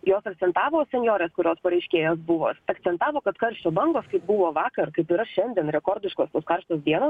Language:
Lithuanian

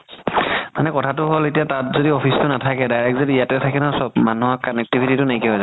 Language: Assamese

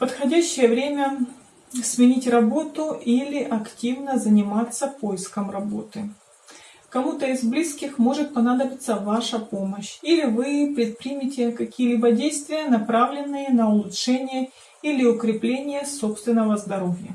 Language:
Russian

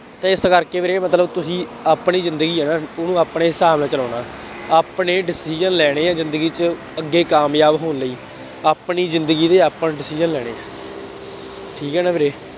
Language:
Punjabi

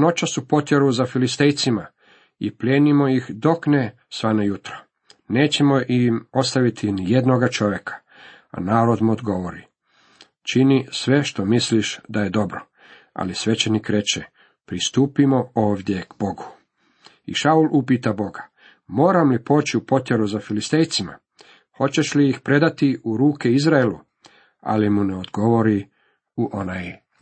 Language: Croatian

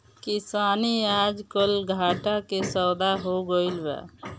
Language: Bhojpuri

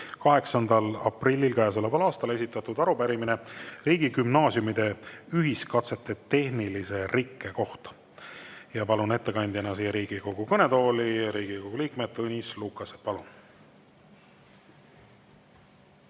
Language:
Estonian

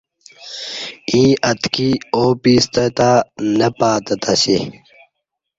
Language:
Kati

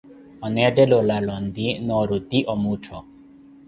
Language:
Koti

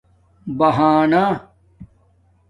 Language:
Domaaki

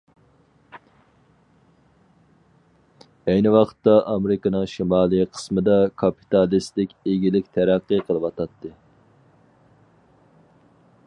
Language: Uyghur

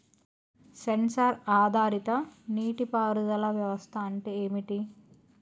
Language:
Telugu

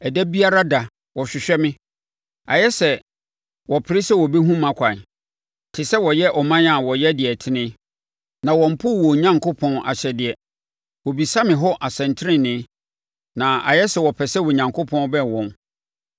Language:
Akan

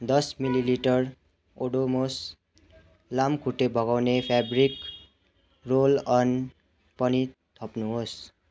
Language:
Nepali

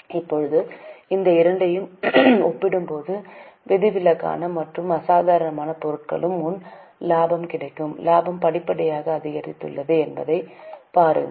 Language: Tamil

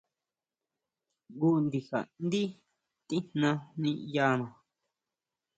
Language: Huautla Mazatec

